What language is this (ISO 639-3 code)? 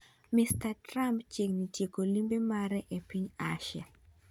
luo